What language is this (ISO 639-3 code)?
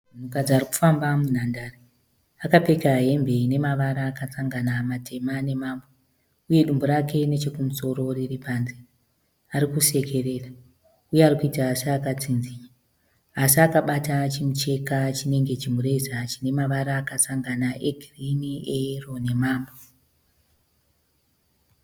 sna